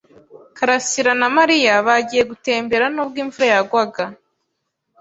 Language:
Kinyarwanda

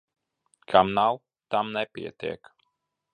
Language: Latvian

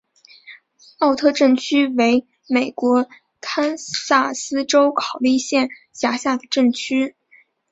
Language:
Chinese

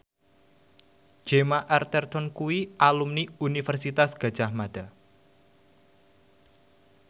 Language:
Javanese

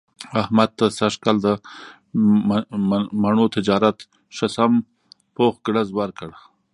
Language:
Pashto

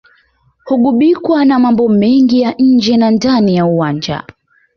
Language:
Swahili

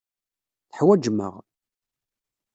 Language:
Kabyle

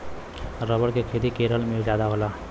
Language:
Bhojpuri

